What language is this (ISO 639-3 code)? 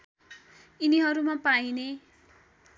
nep